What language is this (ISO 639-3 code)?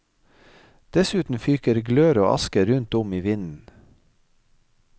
nor